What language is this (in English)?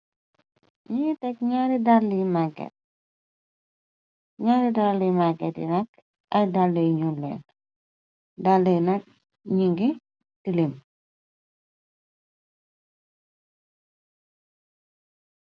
Wolof